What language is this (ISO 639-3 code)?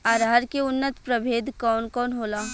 bho